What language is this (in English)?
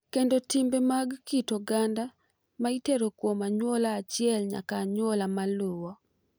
Luo (Kenya and Tanzania)